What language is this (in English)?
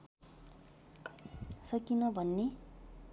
Nepali